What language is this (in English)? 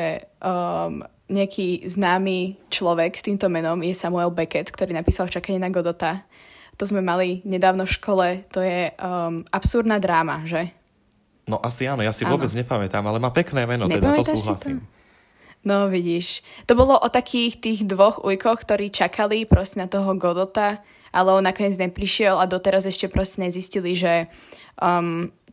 Slovak